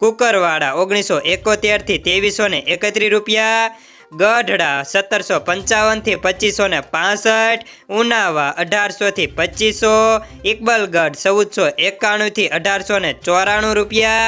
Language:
Hindi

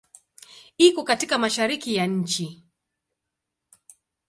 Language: Swahili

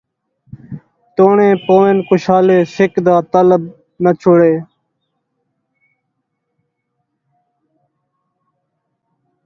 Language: Saraiki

